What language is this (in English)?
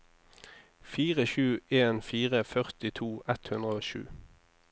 Norwegian